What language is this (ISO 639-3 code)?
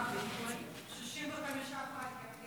heb